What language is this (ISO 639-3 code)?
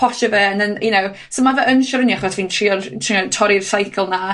cym